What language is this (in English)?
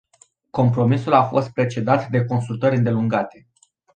Romanian